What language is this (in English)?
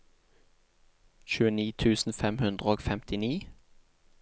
Norwegian